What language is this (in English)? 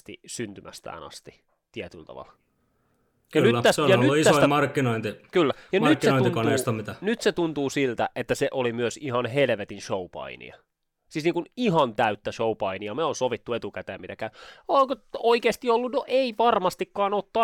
Finnish